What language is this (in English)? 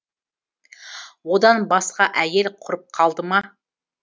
Kazakh